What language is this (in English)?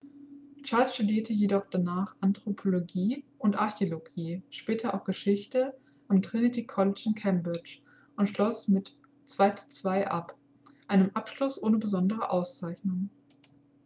German